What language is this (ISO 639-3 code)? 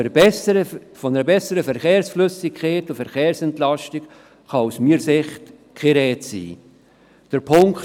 gsw